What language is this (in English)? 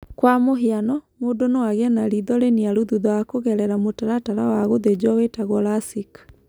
Kikuyu